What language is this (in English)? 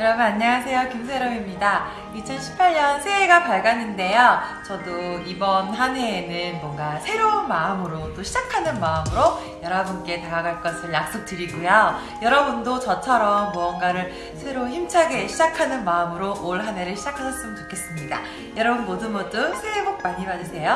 Korean